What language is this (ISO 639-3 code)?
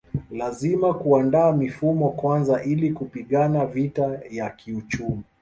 swa